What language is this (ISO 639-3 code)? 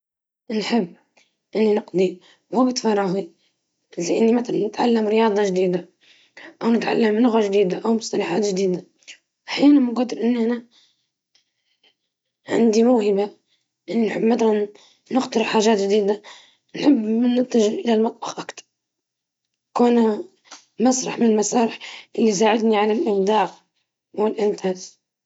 ayl